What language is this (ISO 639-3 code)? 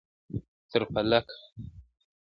pus